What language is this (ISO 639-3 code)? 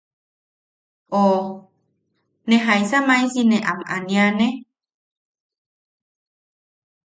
yaq